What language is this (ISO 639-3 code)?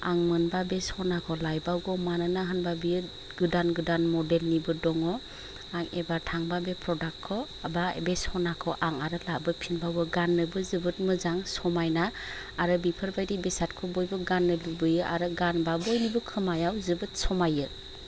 brx